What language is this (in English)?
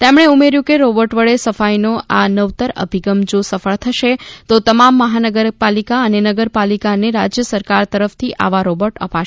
Gujarati